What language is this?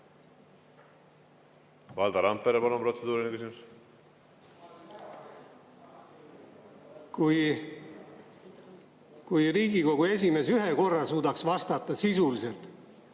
Estonian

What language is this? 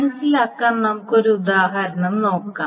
Malayalam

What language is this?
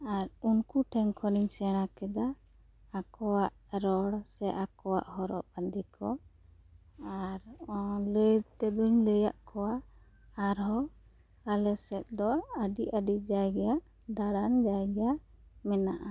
Santali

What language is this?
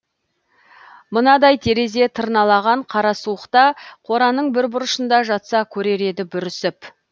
Kazakh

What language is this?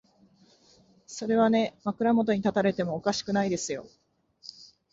Japanese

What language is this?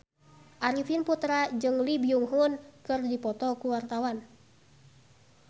Sundanese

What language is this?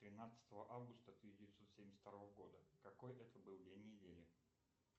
Russian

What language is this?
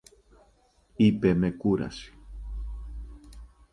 Greek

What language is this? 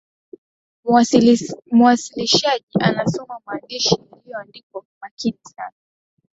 Swahili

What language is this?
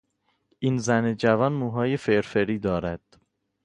Persian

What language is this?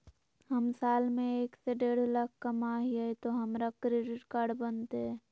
Magahi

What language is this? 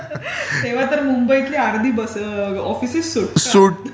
Marathi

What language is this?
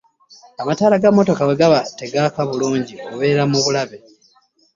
Ganda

